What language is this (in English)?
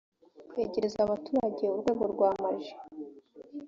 Kinyarwanda